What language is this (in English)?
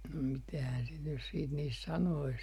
Finnish